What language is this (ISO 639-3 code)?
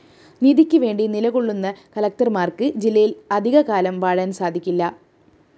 mal